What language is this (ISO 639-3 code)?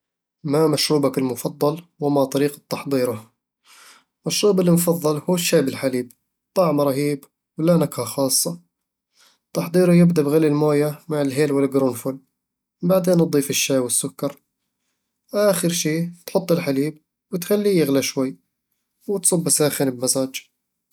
avl